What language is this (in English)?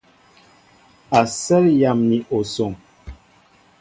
Mbo (Cameroon)